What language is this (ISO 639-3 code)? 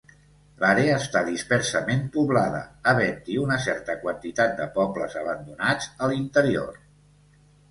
cat